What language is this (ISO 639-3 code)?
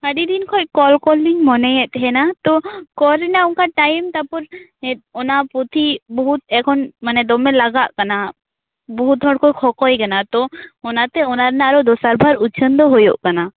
sat